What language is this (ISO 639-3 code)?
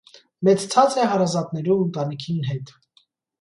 hye